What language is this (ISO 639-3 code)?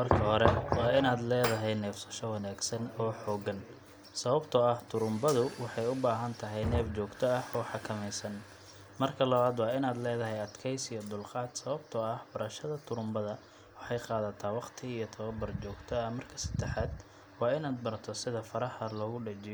som